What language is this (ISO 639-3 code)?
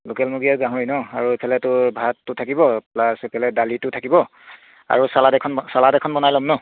asm